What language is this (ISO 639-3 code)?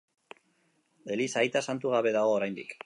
eus